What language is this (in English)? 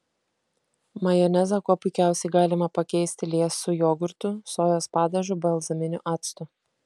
Lithuanian